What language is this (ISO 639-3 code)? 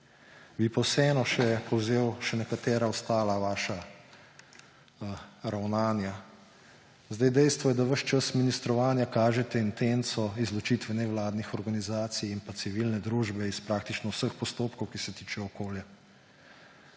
slv